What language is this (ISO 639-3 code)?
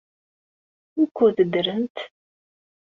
kab